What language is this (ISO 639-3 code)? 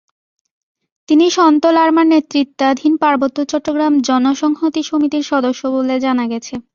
ben